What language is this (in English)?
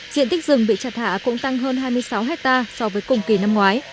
Vietnamese